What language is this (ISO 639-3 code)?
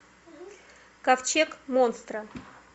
rus